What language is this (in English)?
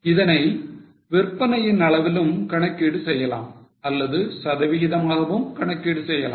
Tamil